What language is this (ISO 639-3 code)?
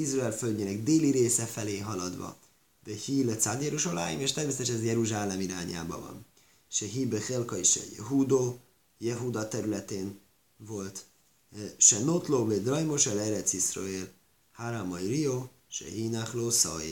hun